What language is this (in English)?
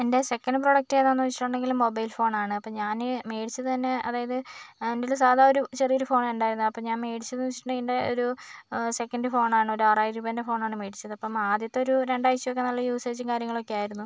Malayalam